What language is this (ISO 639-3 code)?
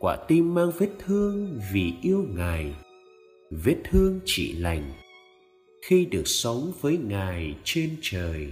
vie